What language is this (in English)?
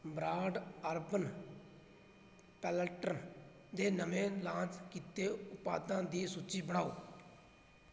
Punjabi